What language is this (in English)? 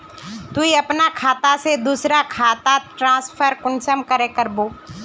Magahi